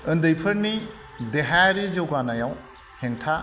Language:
Bodo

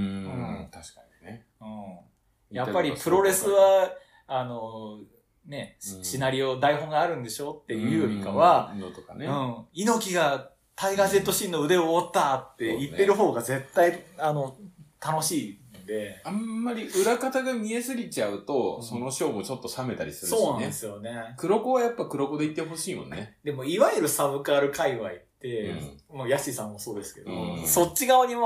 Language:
Japanese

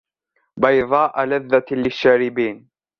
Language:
Arabic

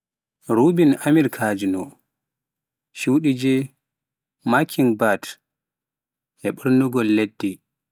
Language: Pular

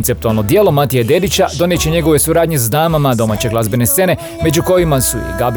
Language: Croatian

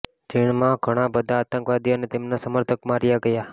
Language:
Gujarati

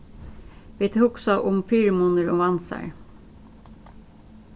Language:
Faroese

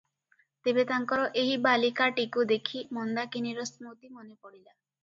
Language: Odia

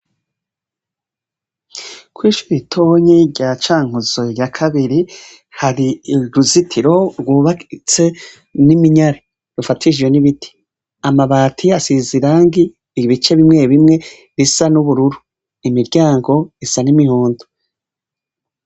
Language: Rundi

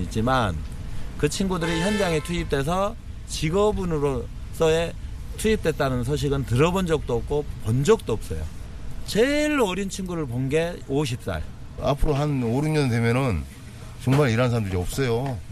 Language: Korean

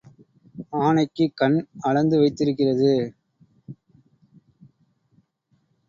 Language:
Tamil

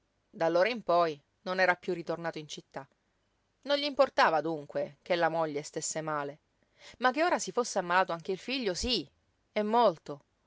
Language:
Italian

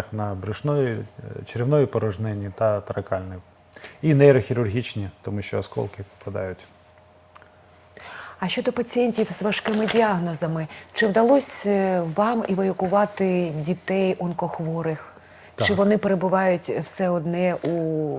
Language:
Ukrainian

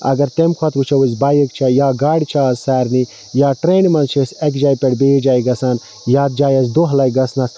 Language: Kashmiri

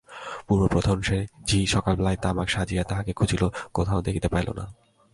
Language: Bangla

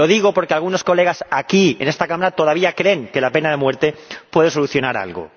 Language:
Spanish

